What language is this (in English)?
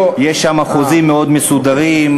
Hebrew